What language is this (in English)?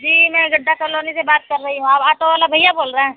Urdu